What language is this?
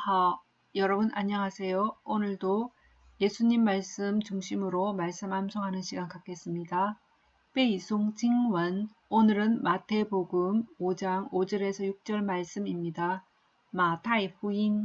Korean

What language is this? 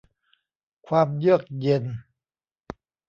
Thai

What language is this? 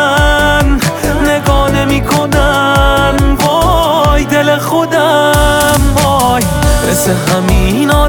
Persian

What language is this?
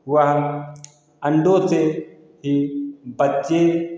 Hindi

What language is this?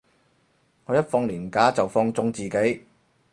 Cantonese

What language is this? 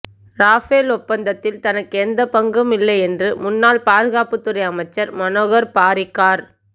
Tamil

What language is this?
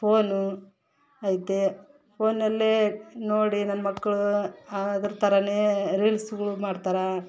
Kannada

